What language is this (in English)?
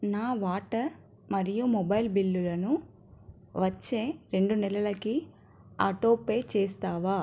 Telugu